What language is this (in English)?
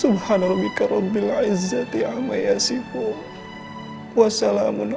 Indonesian